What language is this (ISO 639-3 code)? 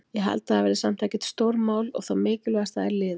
isl